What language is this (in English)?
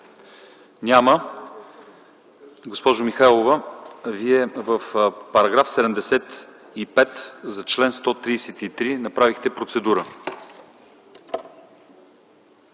Bulgarian